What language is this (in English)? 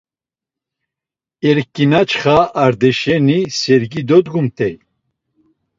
Laz